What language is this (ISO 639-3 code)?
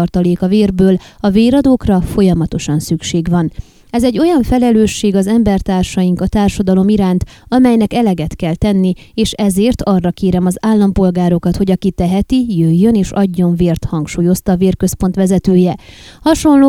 hun